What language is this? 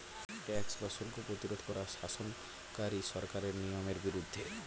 Bangla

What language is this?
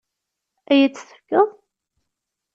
Kabyle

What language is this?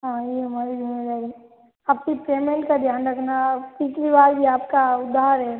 Hindi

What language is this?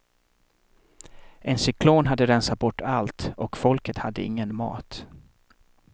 Swedish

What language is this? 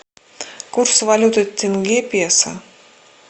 Russian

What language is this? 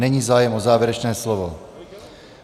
Czech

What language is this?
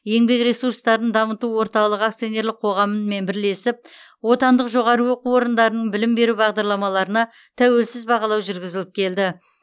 Kazakh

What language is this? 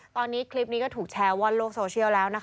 Thai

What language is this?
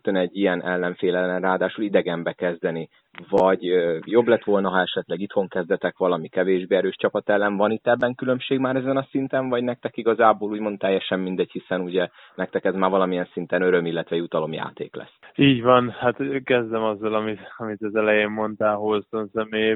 Hungarian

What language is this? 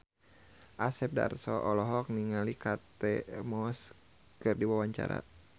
Sundanese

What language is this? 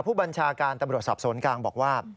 Thai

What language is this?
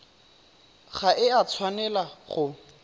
Tswana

